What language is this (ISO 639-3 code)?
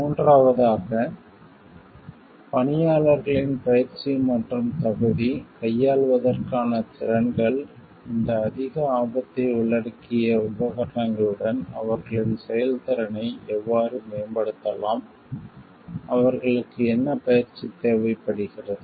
tam